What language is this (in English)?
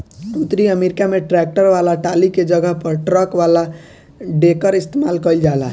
Bhojpuri